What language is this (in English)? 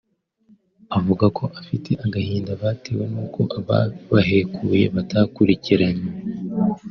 Kinyarwanda